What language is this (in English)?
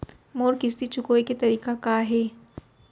Chhattisgarhi